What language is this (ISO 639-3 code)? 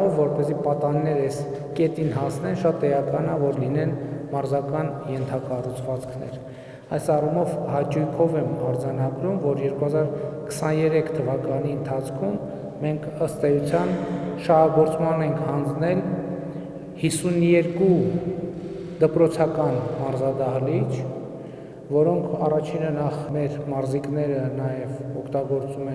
ron